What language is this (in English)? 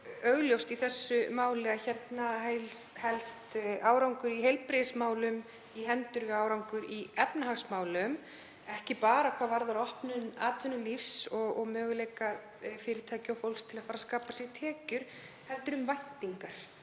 Icelandic